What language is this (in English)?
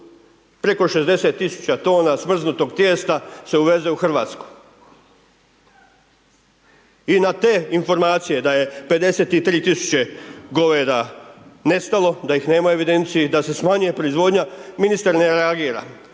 Croatian